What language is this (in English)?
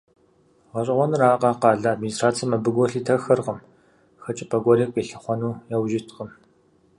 Kabardian